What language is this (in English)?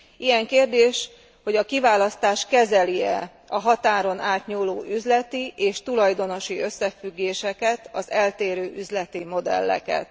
Hungarian